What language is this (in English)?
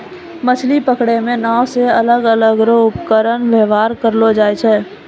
Maithili